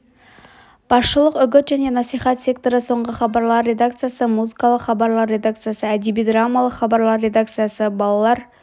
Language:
Kazakh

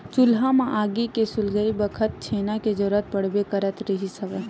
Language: Chhattisgarhi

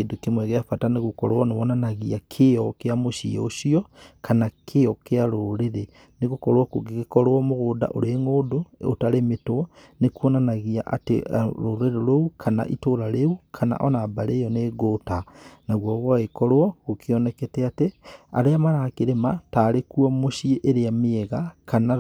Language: Kikuyu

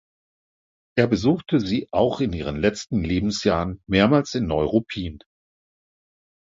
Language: German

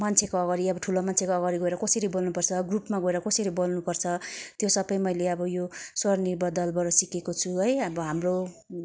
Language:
Nepali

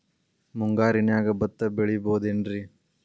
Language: Kannada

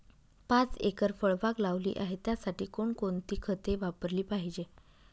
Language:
Marathi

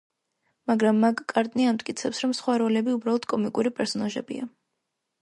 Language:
Georgian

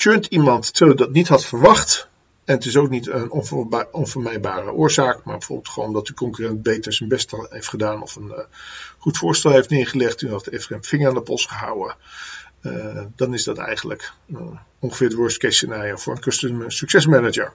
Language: Dutch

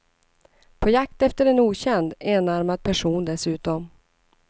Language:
Swedish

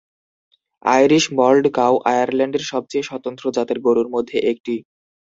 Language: Bangla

